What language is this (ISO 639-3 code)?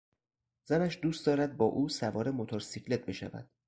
fas